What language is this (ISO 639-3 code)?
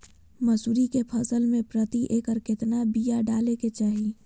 mag